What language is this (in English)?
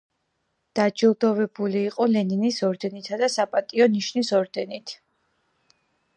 Georgian